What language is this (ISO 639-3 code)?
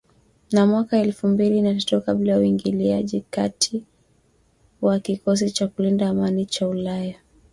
swa